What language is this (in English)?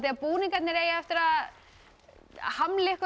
Icelandic